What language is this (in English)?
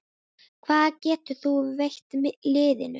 Icelandic